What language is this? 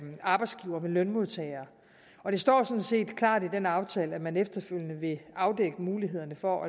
Danish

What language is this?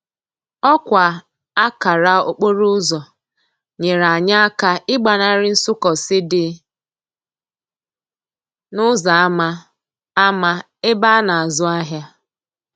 Igbo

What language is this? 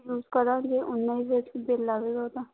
Punjabi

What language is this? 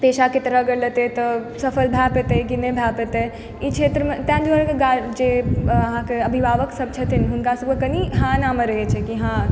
Maithili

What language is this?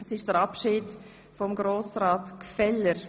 Swiss German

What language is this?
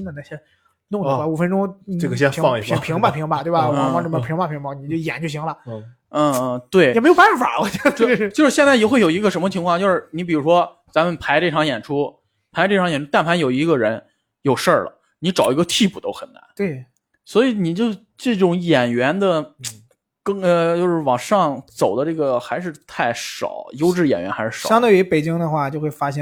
Chinese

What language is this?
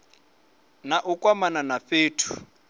Venda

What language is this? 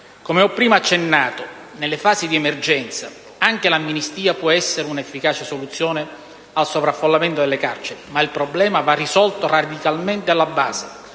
Italian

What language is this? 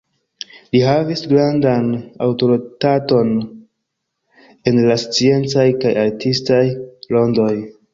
Esperanto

